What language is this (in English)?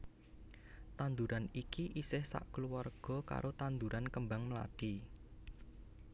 Javanese